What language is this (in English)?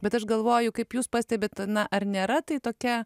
Lithuanian